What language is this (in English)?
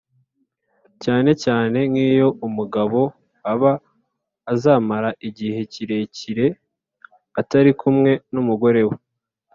Kinyarwanda